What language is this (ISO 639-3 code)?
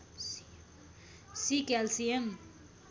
nep